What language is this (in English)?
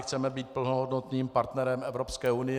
Czech